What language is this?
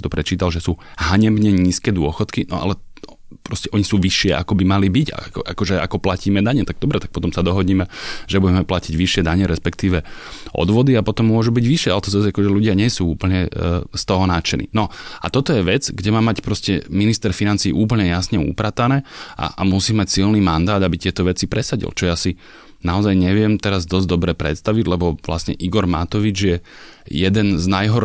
Slovak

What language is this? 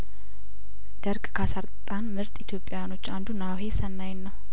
Amharic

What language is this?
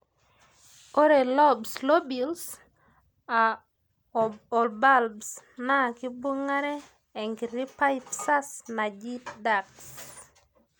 Masai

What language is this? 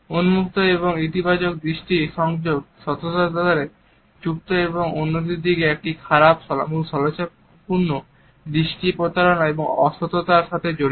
Bangla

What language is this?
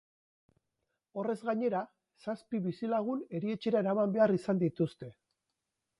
Basque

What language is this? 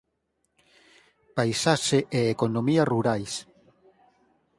Galician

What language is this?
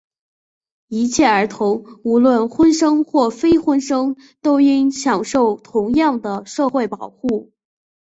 Chinese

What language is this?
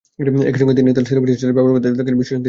Bangla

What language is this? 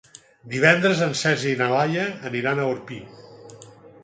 Catalan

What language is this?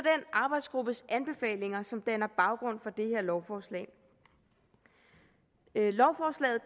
Danish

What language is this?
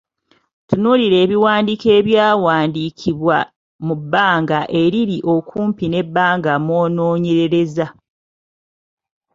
Ganda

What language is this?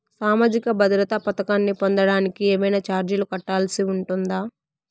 Telugu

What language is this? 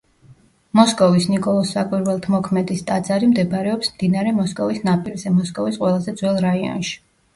Georgian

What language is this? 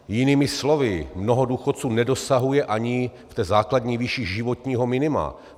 Czech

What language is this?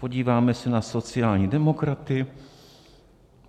Czech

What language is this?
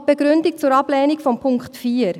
Swiss German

